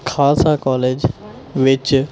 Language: Punjabi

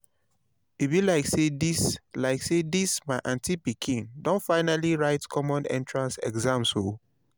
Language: Nigerian Pidgin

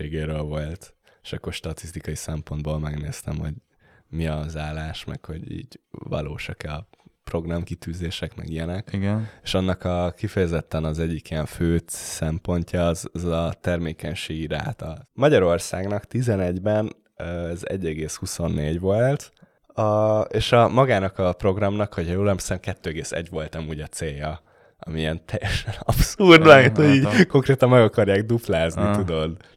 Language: Hungarian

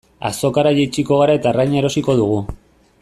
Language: Basque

